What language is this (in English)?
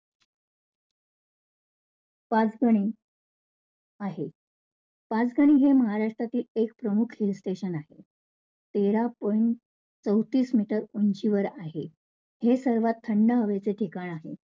Marathi